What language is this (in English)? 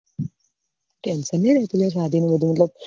Gujarati